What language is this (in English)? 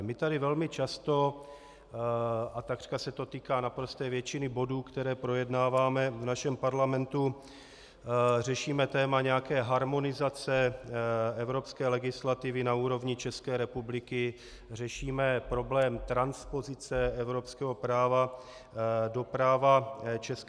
Czech